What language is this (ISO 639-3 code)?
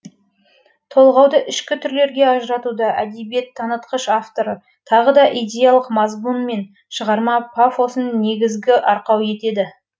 kaz